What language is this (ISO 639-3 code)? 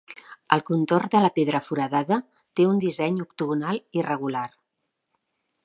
cat